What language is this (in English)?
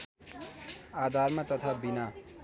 Nepali